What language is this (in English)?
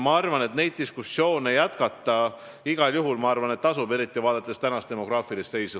Estonian